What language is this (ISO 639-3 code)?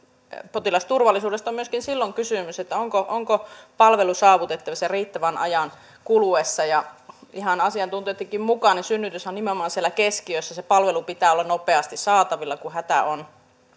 fin